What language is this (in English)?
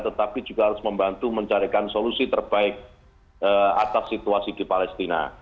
Indonesian